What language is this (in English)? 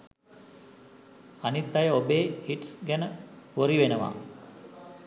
Sinhala